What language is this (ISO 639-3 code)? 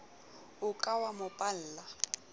sot